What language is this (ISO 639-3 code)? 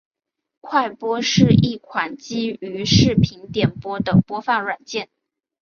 zho